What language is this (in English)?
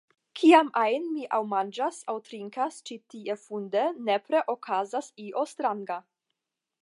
Esperanto